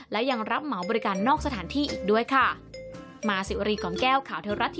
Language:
Thai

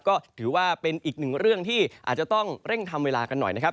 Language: Thai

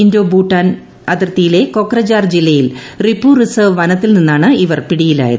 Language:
Malayalam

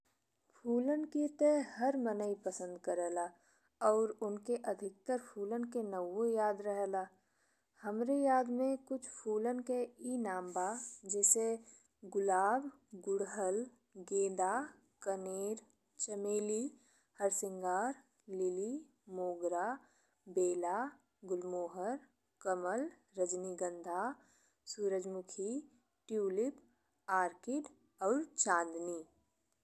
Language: Bhojpuri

